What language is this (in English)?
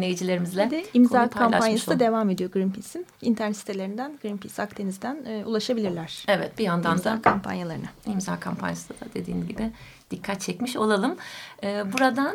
Turkish